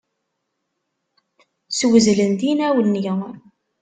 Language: Kabyle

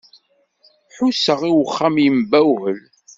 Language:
Kabyle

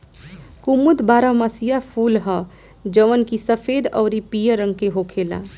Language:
Bhojpuri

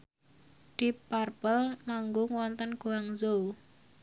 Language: Javanese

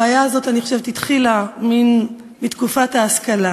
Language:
Hebrew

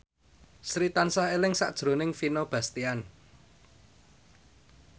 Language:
Javanese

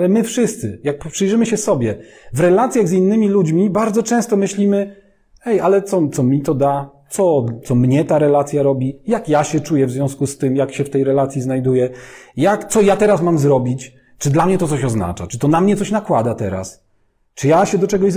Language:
Polish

